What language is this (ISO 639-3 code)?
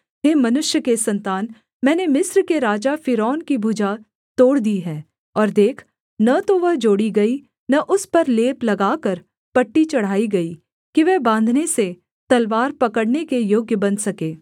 hin